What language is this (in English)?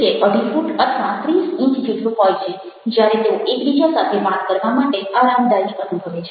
Gujarati